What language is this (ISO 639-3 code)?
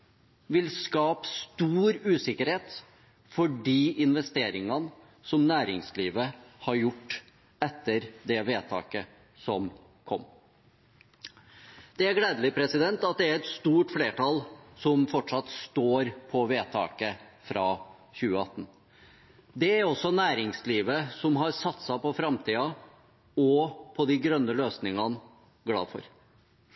nob